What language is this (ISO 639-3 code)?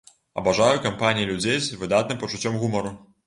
bel